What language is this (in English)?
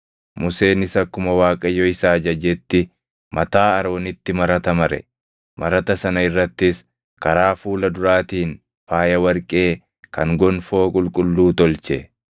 Oromo